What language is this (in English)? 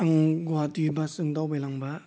Bodo